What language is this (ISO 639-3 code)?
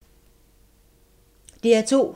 dan